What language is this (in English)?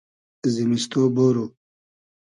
Hazaragi